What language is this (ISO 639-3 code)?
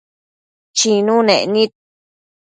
mcf